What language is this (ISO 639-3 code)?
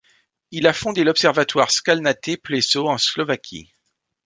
fra